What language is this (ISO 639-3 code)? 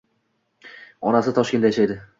uzb